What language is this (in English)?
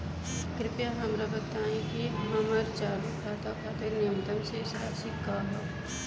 Bhojpuri